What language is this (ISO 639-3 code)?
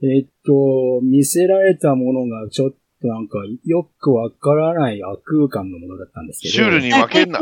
jpn